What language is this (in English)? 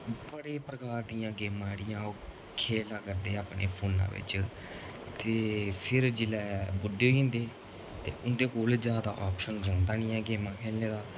Dogri